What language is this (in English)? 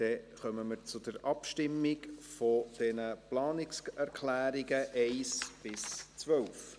Swiss German